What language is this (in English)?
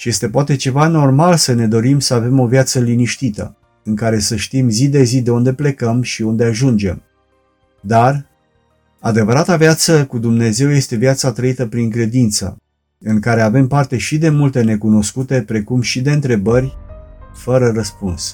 Romanian